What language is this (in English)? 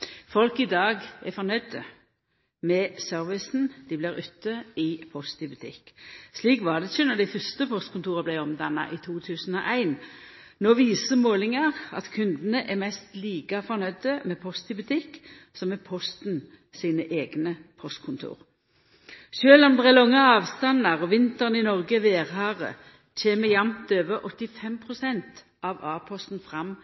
Norwegian Nynorsk